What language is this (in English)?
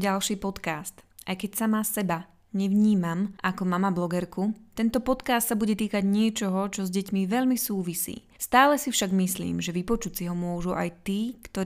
Slovak